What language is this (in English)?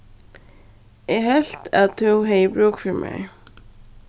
Faroese